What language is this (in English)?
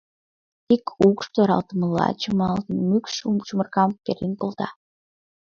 Mari